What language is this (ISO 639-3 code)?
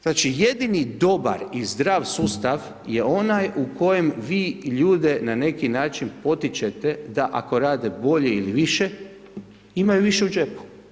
hrv